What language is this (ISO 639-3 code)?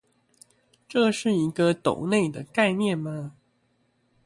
zho